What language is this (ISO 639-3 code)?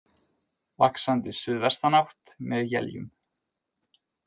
isl